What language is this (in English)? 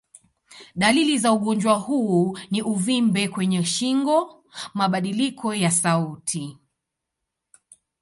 Swahili